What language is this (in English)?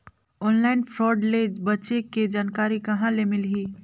Chhattisgarhi